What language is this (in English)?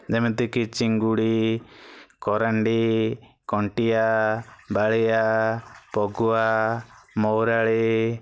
Odia